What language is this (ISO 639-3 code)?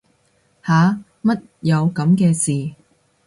yue